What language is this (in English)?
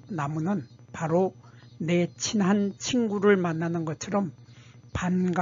Korean